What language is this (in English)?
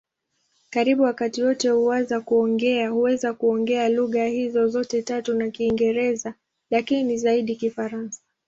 Swahili